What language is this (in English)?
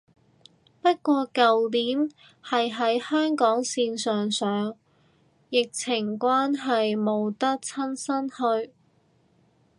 Cantonese